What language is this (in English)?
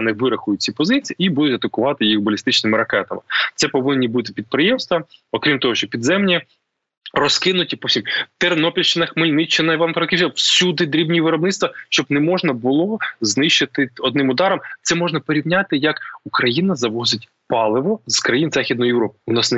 Ukrainian